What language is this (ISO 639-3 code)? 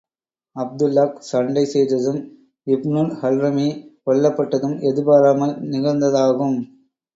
tam